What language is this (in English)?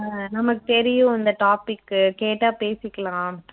Tamil